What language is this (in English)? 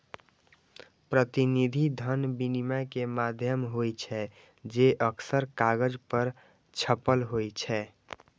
Maithili